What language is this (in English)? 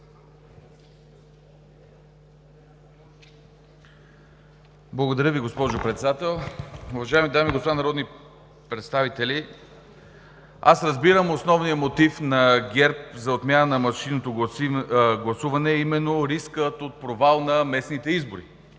Bulgarian